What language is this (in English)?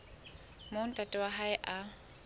Southern Sotho